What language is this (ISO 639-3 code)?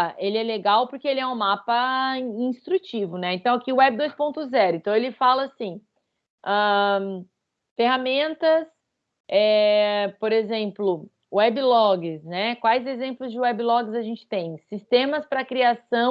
por